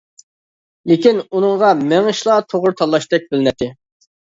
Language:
Uyghur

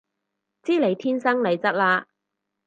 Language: Cantonese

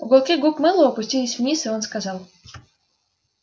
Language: Russian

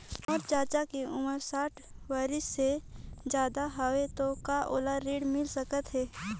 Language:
Chhattisgarhi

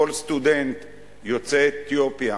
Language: Hebrew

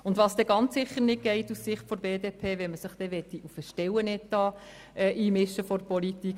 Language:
Swiss German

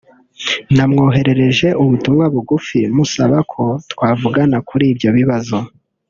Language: Kinyarwanda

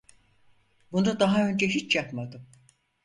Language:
Turkish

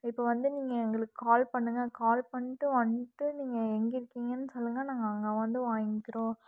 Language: Tamil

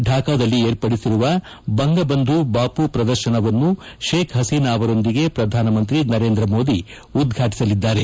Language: Kannada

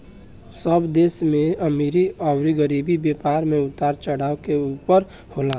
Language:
Bhojpuri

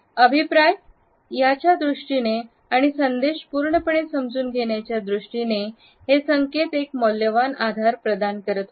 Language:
Marathi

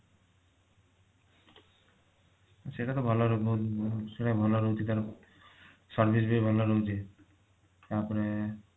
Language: Odia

